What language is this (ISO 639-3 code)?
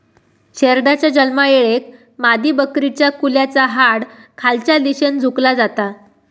mar